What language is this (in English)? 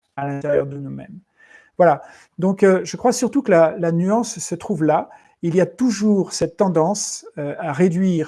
French